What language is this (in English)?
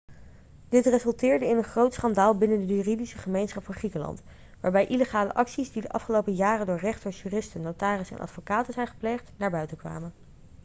Dutch